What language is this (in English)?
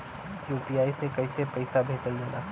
Bhojpuri